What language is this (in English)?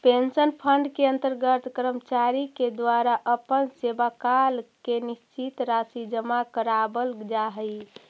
Magahi